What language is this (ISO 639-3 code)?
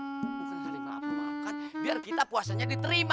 ind